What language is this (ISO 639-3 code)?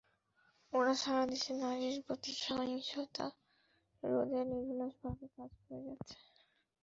ben